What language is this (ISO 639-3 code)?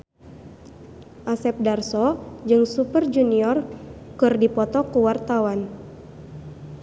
sun